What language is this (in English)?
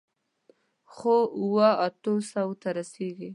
Pashto